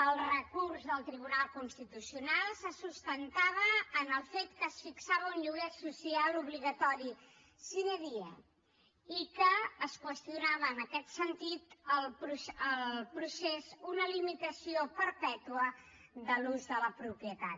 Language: Catalan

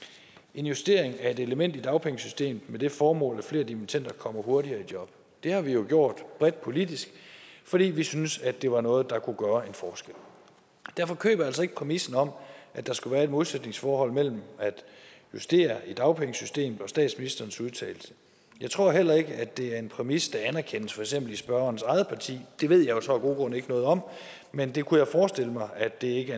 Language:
Danish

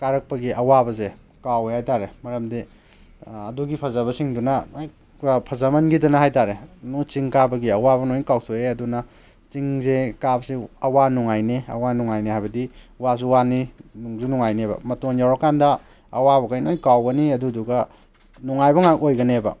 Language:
Manipuri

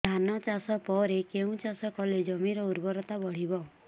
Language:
Odia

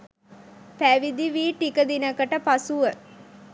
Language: Sinhala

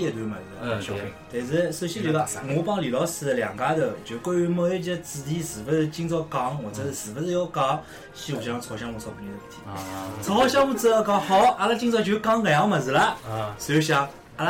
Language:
Chinese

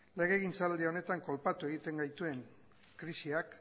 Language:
Basque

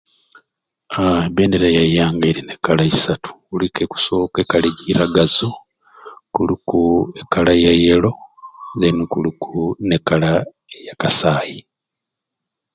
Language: Ruuli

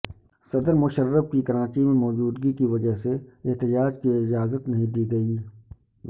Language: Urdu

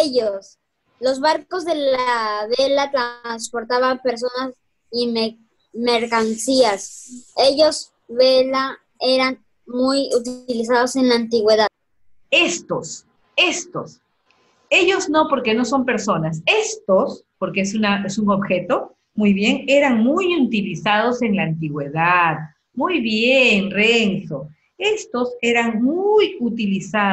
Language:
Spanish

